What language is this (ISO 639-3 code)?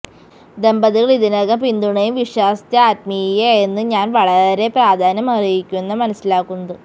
mal